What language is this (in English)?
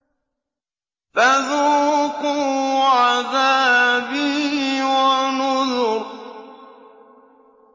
Arabic